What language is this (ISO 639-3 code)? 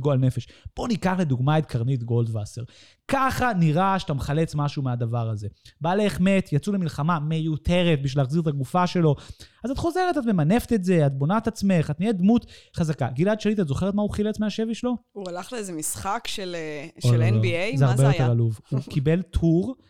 heb